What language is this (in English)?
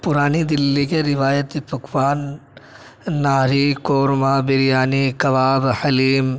Urdu